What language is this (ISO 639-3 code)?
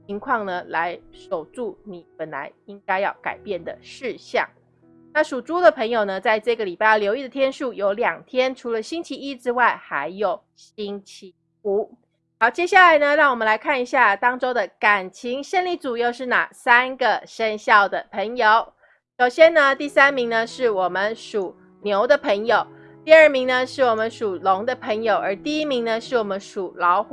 zho